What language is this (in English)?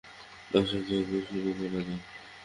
Bangla